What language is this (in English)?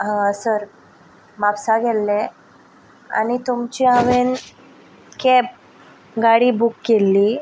Konkani